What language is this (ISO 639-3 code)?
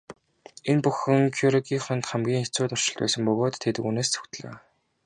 mon